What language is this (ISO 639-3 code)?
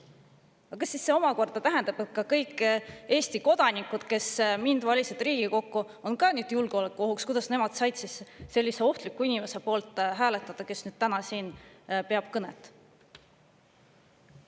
est